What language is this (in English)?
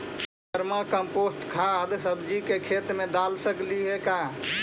Magahi